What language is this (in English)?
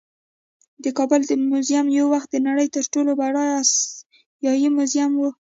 Pashto